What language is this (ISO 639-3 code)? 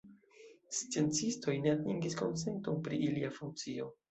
epo